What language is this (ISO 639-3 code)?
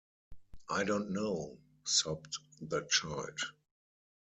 eng